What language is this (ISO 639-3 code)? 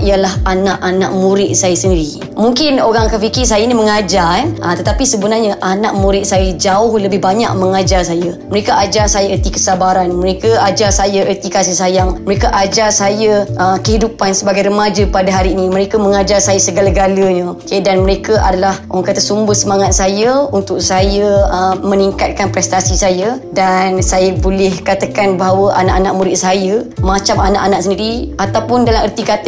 msa